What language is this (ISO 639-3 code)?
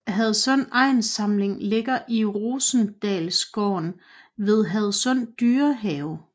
dan